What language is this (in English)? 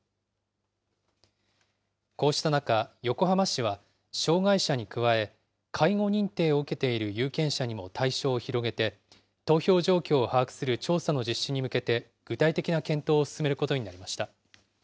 Japanese